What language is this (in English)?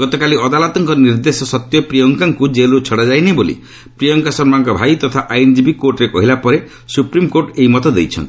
Odia